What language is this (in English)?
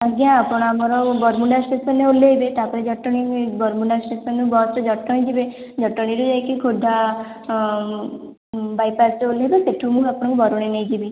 Odia